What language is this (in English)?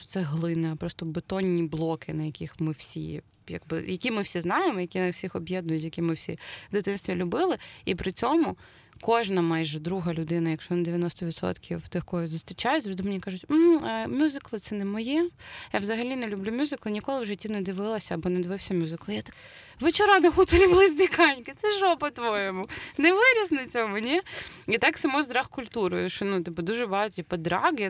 Ukrainian